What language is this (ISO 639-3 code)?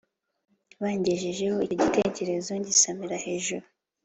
kin